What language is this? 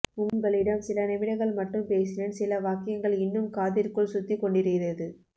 Tamil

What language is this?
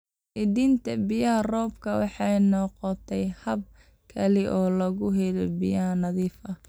Somali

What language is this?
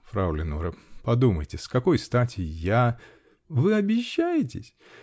Russian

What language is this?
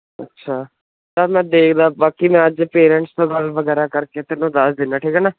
Punjabi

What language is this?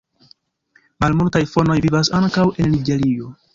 Esperanto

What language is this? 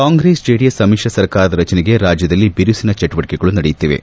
Kannada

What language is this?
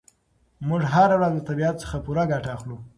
Pashto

